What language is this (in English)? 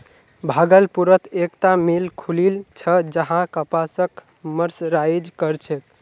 Magahi